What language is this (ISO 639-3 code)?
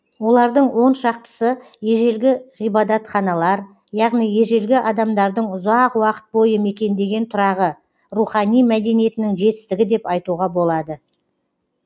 kaz